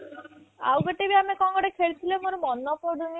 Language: Odia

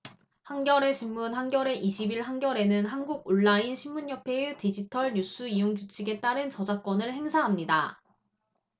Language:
Korean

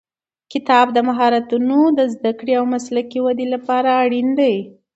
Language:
Pashto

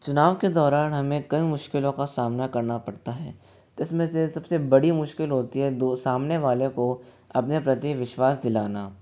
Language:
Hindi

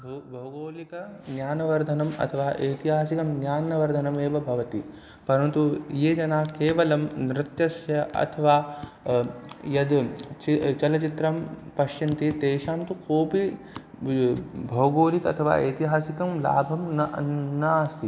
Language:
Sanskrit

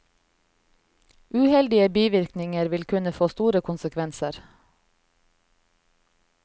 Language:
Norwegian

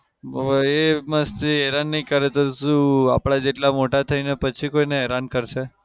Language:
Gujarati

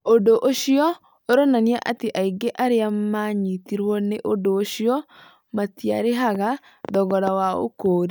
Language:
Kikuyu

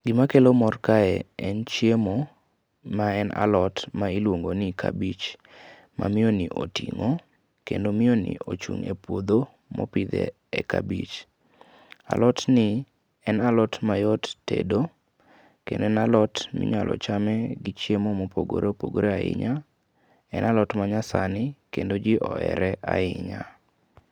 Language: Luo (Kenya and Tanzania)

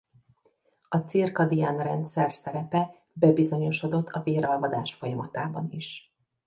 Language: Hungarian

